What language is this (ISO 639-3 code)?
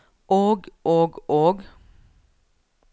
nor